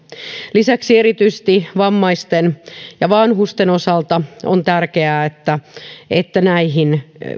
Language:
Finnish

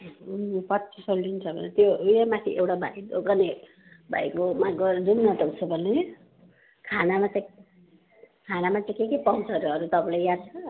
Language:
Nepali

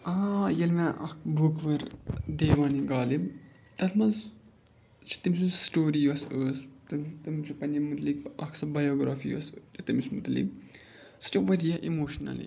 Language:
Kashmiri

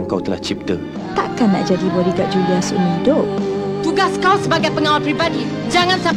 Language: Malay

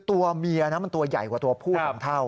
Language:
Thai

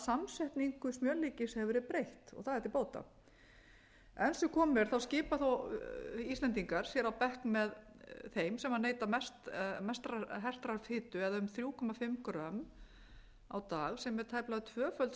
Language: Icelandic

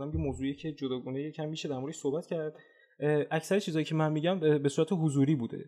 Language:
Persian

